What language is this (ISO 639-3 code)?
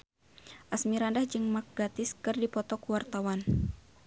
sun